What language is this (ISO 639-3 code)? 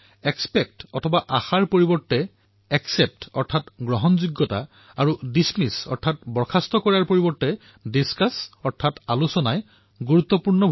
asm